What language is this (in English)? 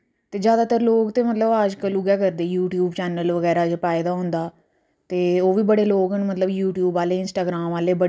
Dogri